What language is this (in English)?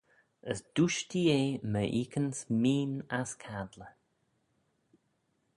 Manx